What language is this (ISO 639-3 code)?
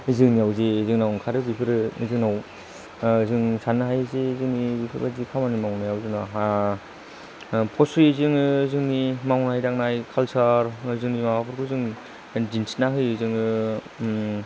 brx